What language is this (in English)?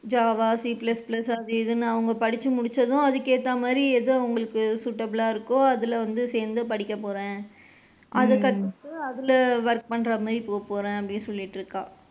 Tamil